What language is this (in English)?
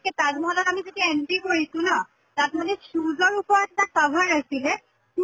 Assamese